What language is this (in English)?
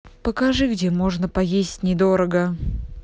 Russian